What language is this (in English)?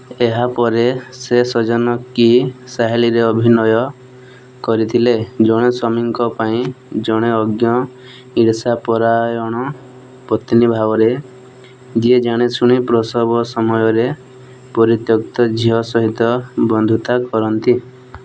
Odia